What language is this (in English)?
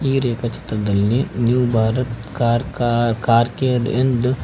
Kannada